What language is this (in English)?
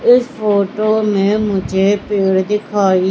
Hindi